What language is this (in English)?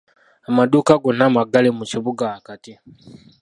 Ganda